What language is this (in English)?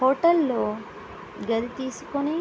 Telugu